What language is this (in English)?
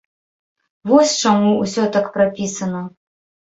Belarusian